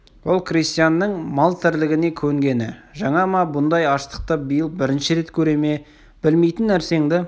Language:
Kazakh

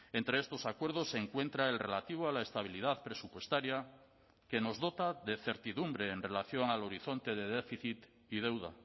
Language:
Spanish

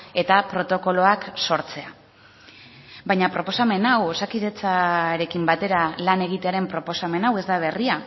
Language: Basque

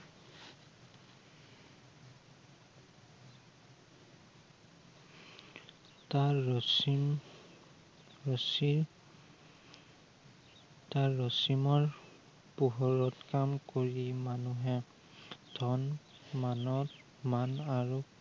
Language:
Assamese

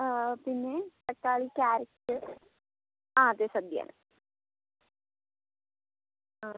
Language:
Malayalam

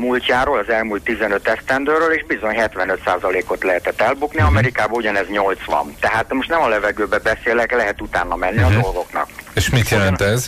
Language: Hungarian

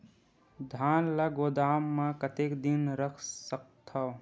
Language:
Chhattisgarhi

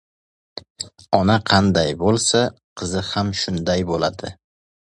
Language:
Uzbek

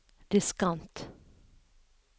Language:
Norwegian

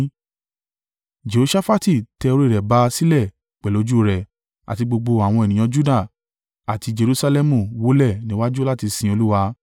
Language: Yoruba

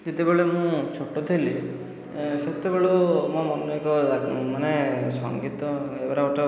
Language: Odia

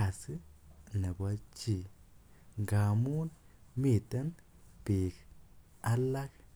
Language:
Kalenjin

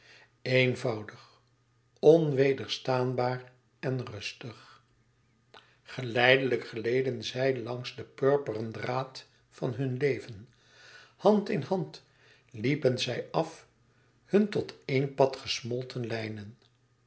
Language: Dutch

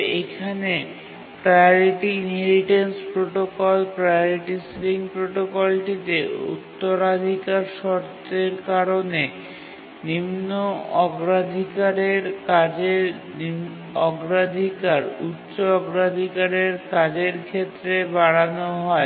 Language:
Bangla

